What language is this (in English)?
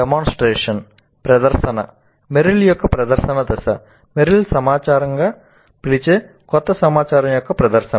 Telugu